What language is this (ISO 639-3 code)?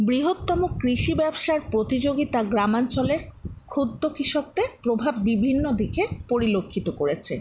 ben